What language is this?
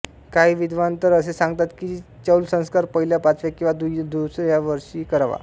Marathi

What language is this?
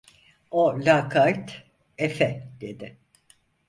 Turkish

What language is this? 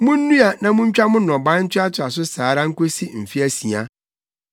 Akan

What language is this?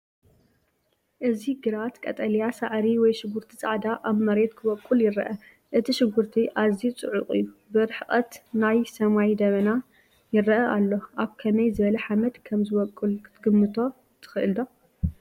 Tigrinya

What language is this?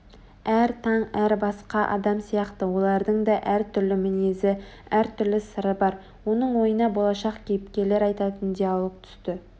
Kazakh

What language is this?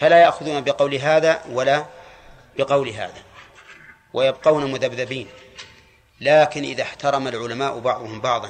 Arabic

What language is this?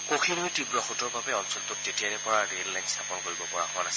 Assamese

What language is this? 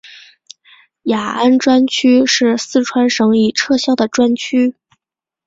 Chinese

